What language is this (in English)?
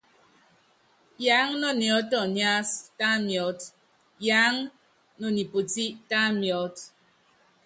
Yangben